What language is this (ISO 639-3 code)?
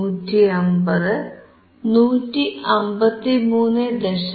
mal